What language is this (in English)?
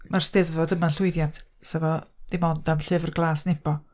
Welsh